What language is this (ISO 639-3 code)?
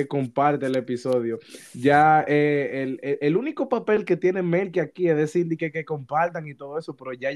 spa